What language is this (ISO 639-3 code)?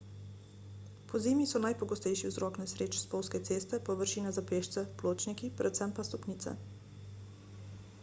slv